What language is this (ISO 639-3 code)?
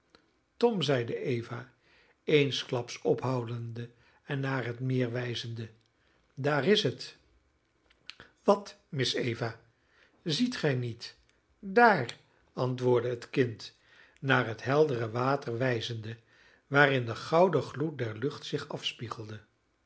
nld